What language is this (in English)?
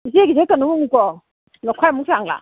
Manipuri